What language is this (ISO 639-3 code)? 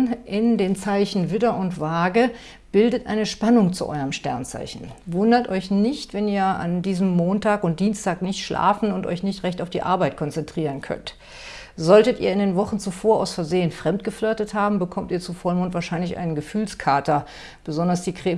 deu